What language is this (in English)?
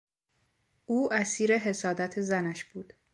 Persian